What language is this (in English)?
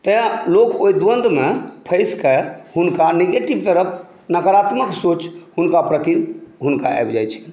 Maithili